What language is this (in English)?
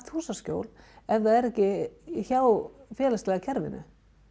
Icelandic